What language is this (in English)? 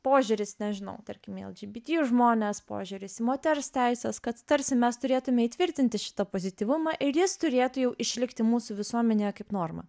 Lithuanian